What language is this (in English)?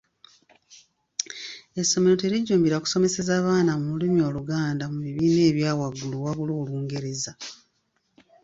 Ganda